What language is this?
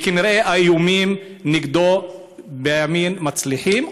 Hebrew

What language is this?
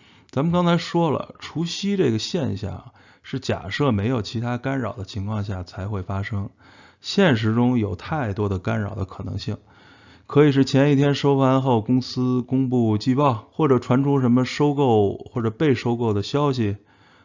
Chinese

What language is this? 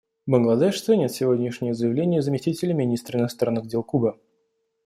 Russian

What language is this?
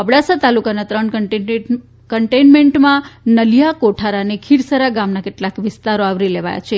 Gujarati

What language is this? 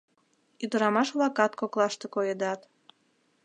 Mari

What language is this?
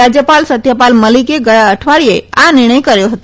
Gujarati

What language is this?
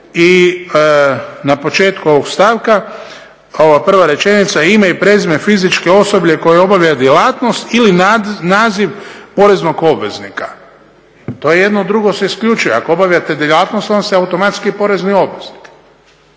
Croatian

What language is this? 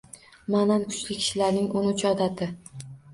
Uzbek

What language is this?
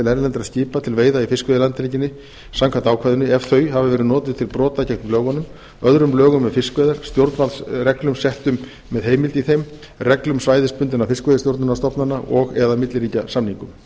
Icelandic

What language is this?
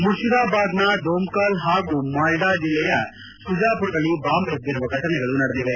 Kannada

